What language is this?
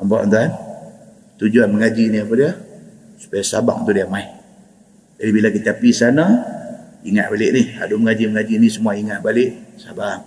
Malay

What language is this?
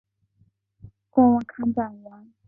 Chinese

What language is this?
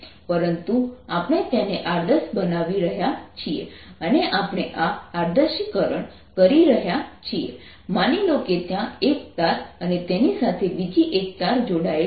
Gujarati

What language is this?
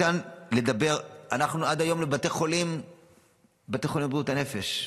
Hebrew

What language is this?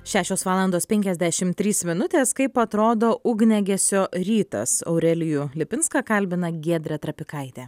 Lithuanian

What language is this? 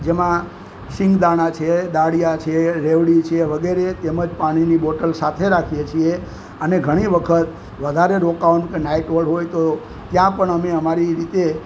Gujarati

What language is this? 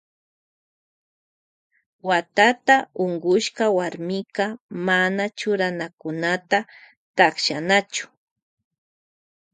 Loja Highland Quichua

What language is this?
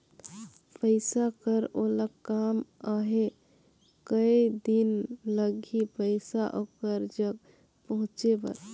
Chhattisgarhi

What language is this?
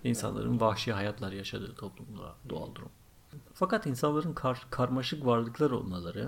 Turkish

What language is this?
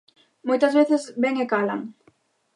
Galician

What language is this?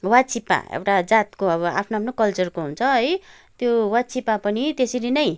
Nepali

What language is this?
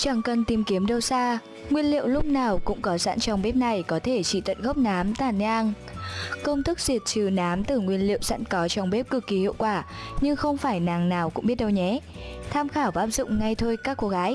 Vietnamese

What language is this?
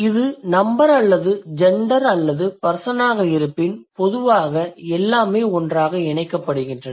Tamil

